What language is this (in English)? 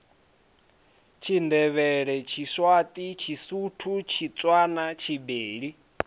Venda